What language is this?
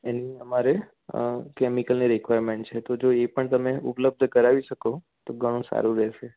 Gujarati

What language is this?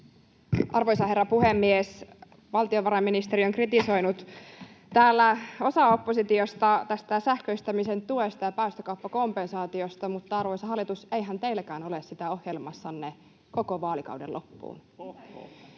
Finnish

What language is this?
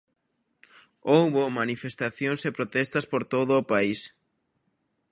Galician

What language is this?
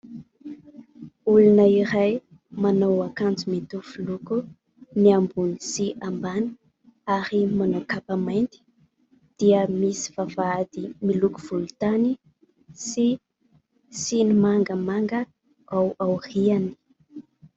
Malagasy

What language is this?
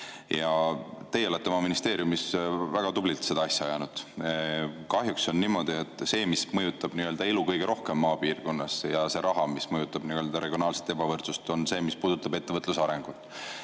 Estonian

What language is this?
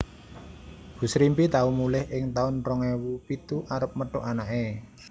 Javanese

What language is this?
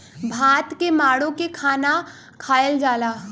Bhojpuri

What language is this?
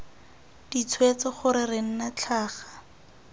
Tswana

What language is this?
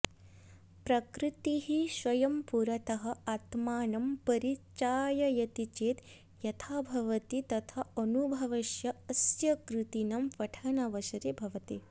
Sanskrit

